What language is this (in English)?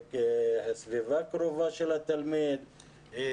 Hebrew